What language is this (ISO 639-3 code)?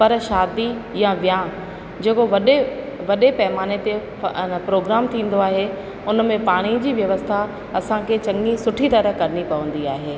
snd